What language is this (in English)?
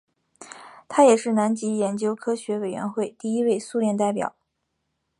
Chinese